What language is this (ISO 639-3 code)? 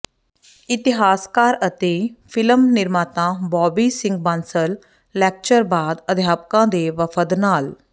pan